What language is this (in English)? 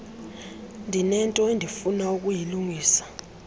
Xhosa